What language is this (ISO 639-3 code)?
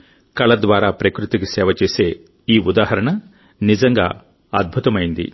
tel